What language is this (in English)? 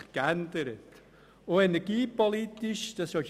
Swiss German